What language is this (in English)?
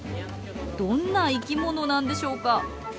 Japanese